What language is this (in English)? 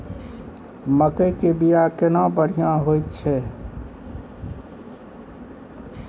Maithili